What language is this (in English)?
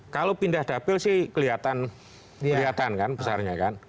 Indonesian